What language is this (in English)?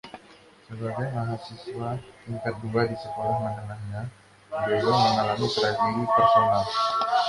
Indonesian